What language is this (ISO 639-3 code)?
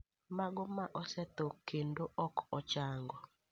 luo